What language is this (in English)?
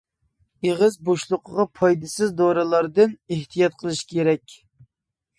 Uyghur